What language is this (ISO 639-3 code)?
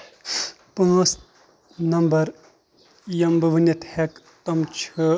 kas